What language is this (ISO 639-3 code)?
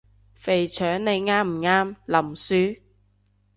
yue